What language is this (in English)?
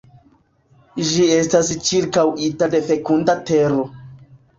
Esperanto